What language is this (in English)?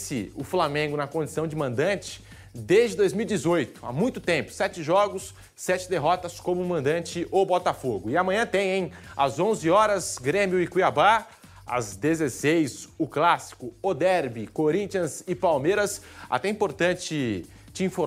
Portuguese